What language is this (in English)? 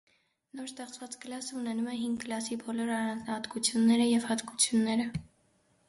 Armenian